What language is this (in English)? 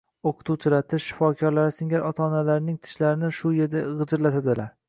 Uzbek